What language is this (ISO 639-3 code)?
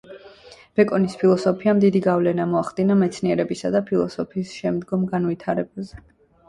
kat